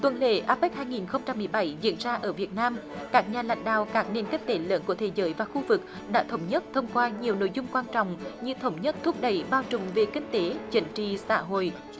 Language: Vietnamese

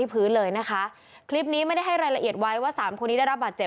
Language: Thai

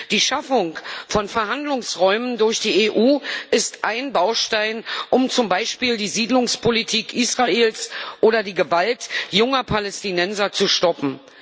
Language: German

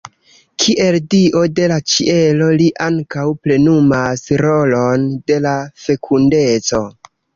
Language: Esperanto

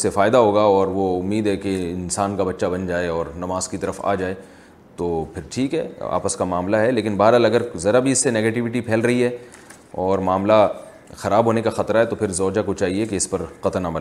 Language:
Urdu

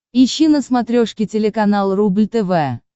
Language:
Russian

